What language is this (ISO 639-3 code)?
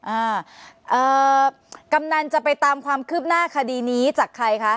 tha